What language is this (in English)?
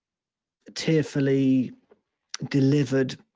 English